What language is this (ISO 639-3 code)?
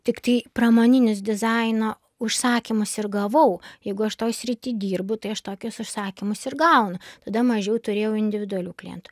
lit